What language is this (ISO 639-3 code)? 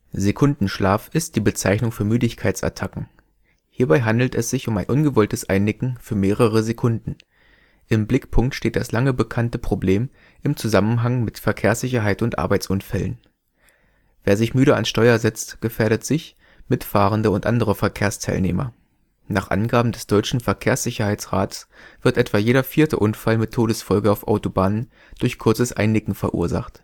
deu